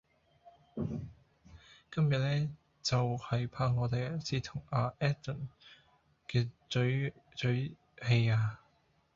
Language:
Cantonese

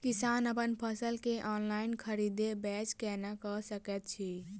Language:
Maithili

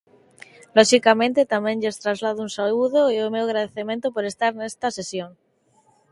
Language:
Galician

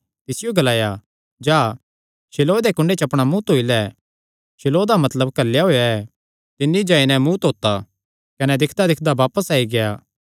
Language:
Kangri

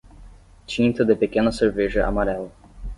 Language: Portuguese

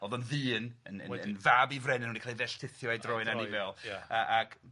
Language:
Welsh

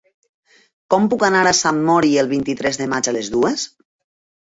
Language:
Catalan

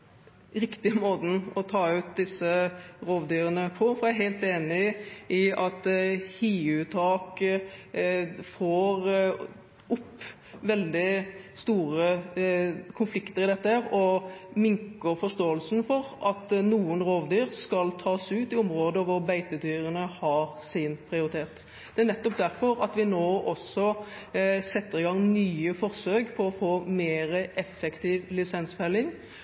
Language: Norwegian Bokmål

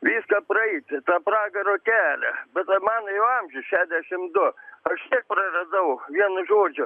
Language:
Lithuanian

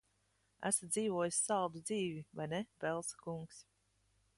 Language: Latvian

